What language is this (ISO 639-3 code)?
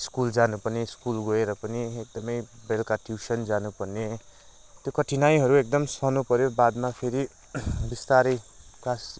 nep